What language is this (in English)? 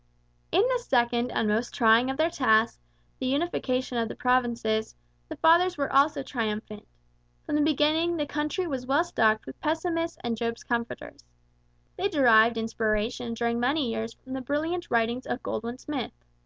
English